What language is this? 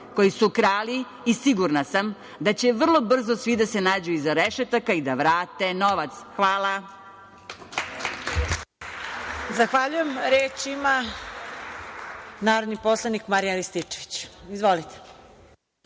Serbian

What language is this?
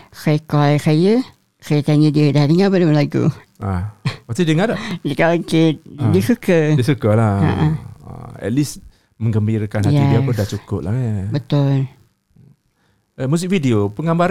Malay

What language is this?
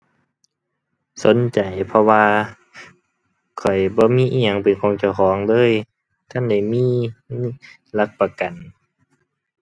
Thai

